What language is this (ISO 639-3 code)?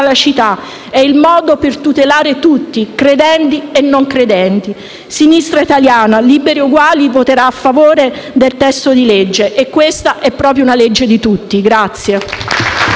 ita